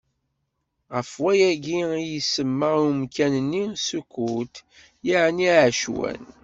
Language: Kabyle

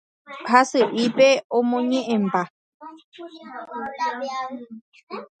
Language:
Guarani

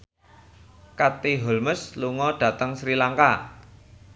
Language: Javanese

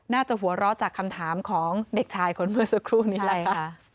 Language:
Thai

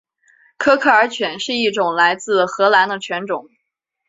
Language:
Chinese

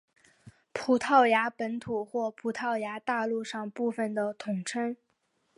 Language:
Chinese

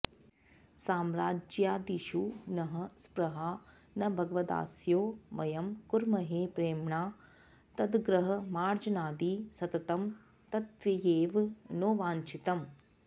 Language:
Sanskrit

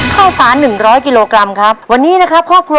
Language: Thai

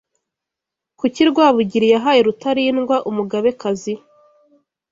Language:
Kinyarwanda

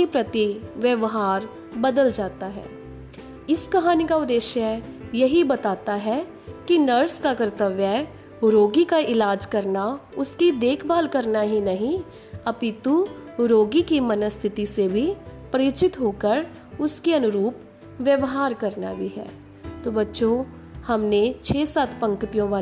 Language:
Hindi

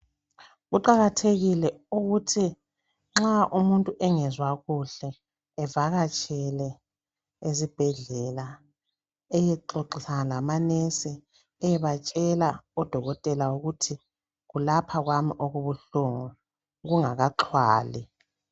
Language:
North Ndebele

